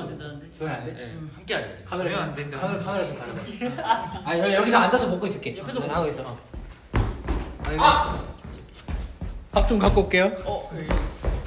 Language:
Korean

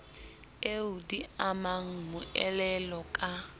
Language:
Southern Sotho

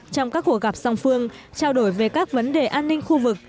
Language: Vietnamese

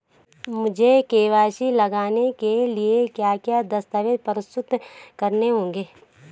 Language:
Hindi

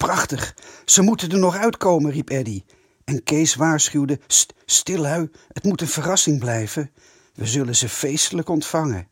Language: Dutch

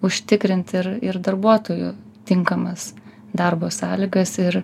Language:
Lithuanian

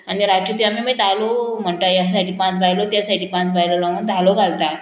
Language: Konkani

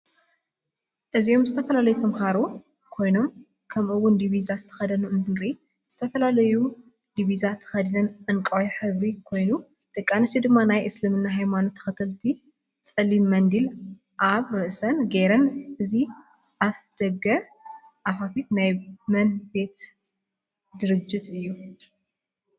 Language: Tigrinya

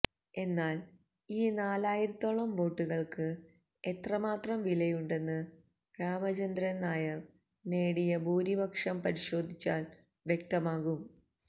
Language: Malayalam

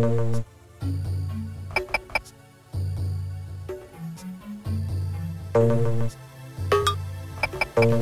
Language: English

